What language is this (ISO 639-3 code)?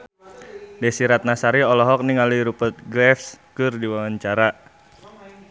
sun